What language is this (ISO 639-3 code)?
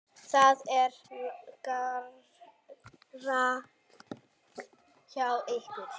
isl